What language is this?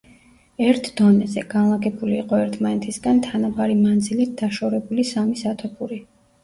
Georgian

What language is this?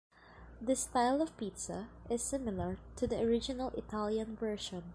English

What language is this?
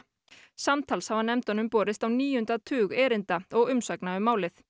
Icelandic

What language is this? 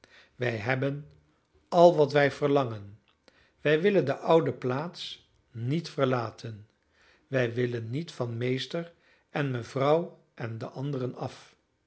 Dutch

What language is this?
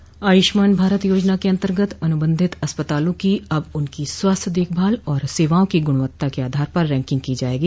Hindi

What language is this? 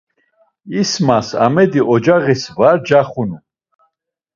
Laz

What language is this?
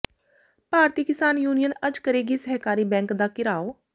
Punjabi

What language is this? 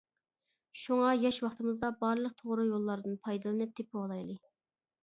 Uyghur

